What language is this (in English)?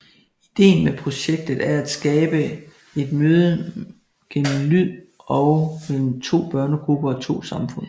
Danish